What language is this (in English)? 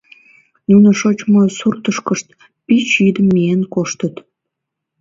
Mari